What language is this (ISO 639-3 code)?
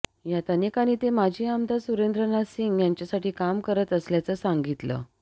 mar